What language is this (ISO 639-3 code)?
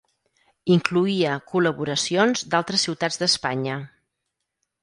cat